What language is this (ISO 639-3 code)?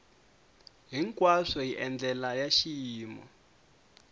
tso